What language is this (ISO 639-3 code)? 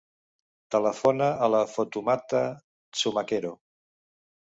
cat